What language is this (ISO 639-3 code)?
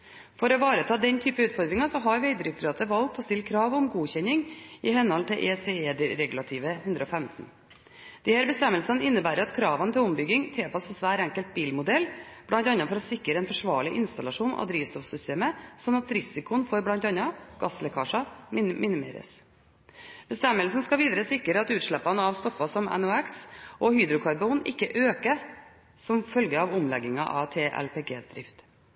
nob